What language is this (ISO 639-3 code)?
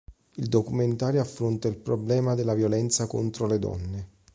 ita